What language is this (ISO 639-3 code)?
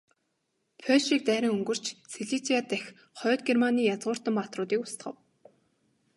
mon